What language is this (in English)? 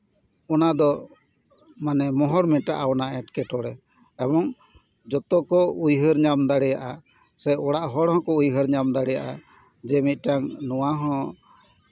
Santali